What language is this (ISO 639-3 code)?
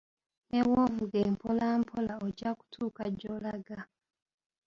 lug